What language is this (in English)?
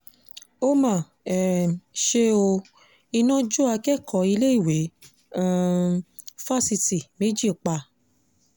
Yoruba